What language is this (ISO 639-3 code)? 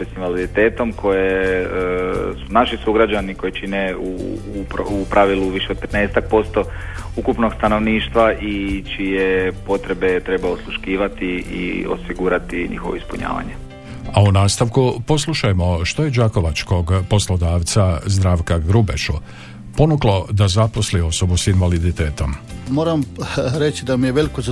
hrv